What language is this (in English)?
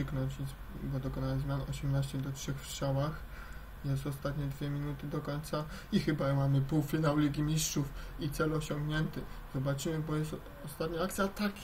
Polish